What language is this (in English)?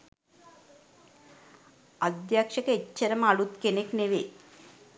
Sinhala